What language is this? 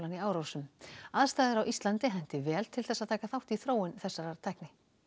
Icelandic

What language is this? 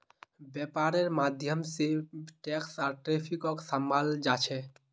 Magahi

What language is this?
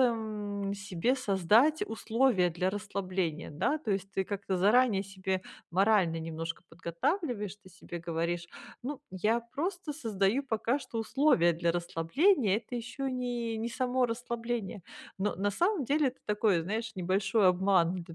Russian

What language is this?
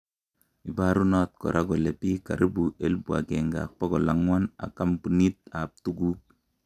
Kalenjin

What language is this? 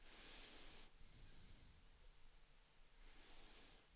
Swedish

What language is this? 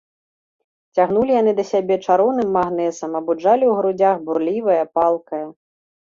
Belarusian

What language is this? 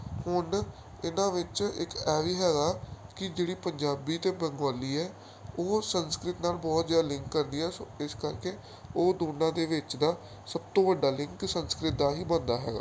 Punjabi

